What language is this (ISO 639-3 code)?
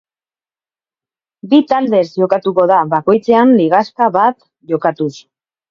eus